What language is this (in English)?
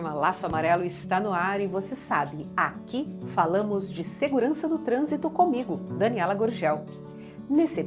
Portuguese